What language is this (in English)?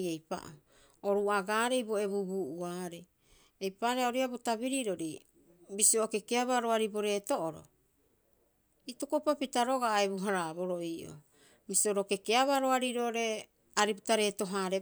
Rapoisi